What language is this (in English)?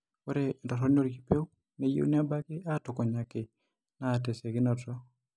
Masai